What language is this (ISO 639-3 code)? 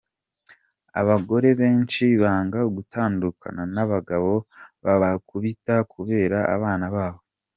kin